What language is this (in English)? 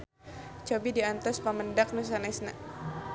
Sundanese